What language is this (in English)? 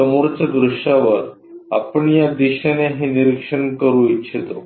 Marathi